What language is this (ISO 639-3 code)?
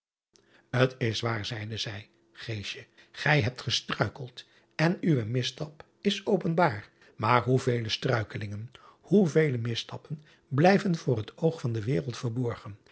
nld